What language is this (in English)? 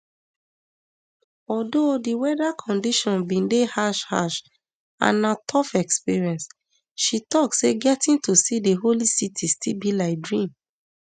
Nigerian Pidgin